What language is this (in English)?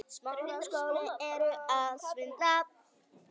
Icelandic